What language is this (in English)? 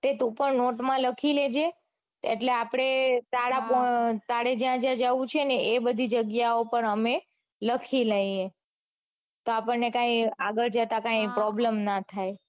Gujarati